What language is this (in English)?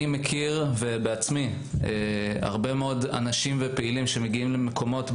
Hebrew